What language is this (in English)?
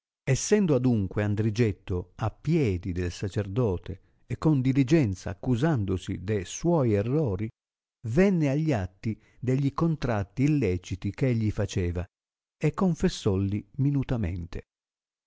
Italian